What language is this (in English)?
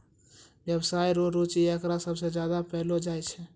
Maithili